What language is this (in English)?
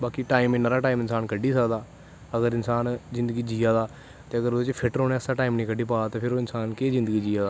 Dogri